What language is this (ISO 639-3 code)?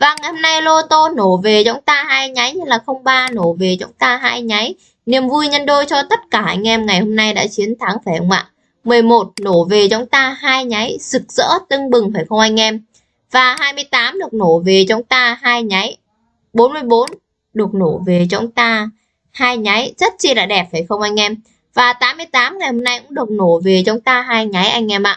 vie